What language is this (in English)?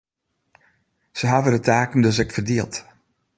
Western Frisian